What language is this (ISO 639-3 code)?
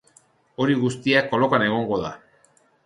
eus